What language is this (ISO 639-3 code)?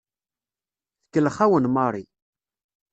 kab